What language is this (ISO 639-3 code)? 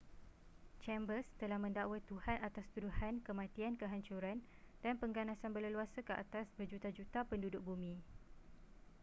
msa